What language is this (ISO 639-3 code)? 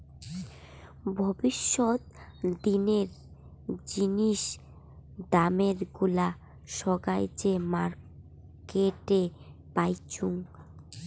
ben